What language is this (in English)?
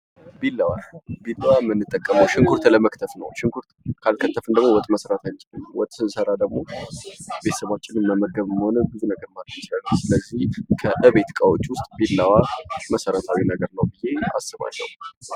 Amharic